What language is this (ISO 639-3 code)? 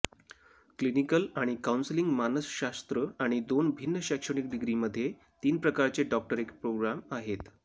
mar